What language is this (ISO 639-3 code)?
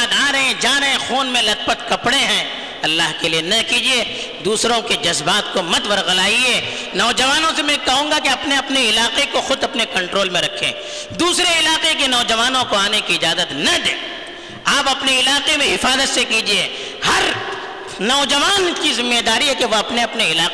urd